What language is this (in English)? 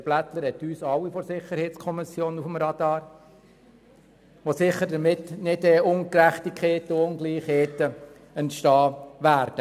Swiss German